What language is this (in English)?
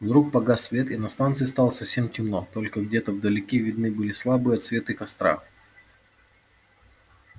Russian